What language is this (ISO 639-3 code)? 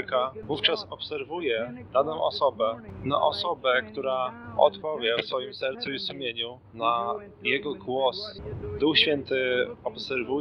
pol